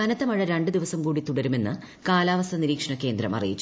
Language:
Malayalam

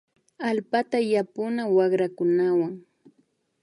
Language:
Imbabura Highland Quichua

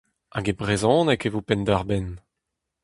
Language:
Breton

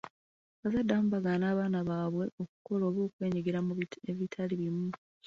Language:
Ganda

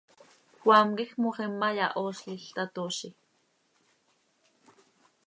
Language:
Seri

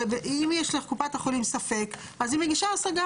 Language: Hebrew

